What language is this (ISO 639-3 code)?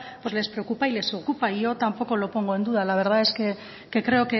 spa